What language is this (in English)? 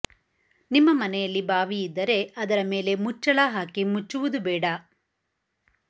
Kannada